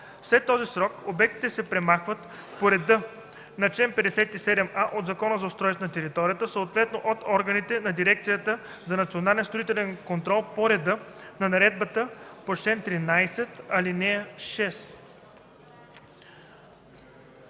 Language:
Bulgarian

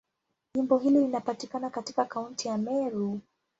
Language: Swahili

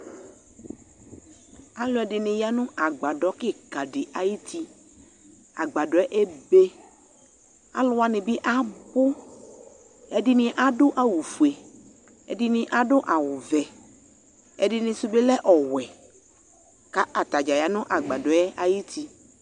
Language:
Ikposo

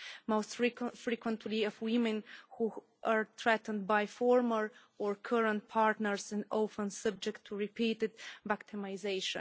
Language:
English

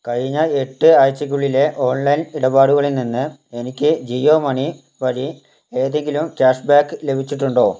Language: Malayalam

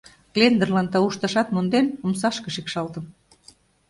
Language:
Mari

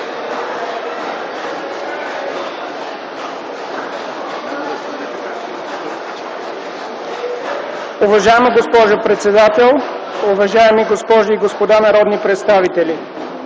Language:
Bulgarian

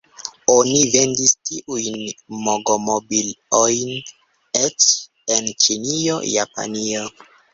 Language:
Esperanto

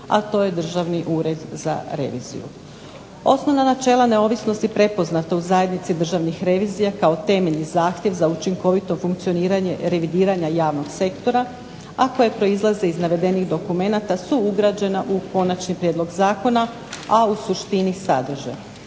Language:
Croatian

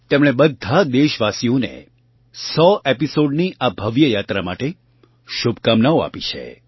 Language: Gujarati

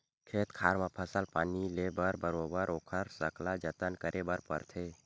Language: Chhattisgarhi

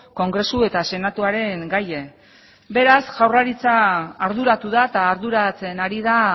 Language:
Basque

